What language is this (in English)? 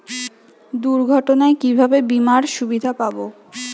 Bangla